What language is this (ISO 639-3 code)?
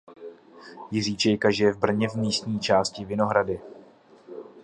ces